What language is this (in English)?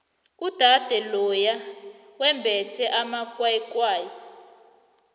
South Ndebele